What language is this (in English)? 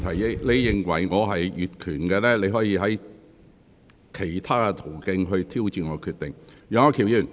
Cantonese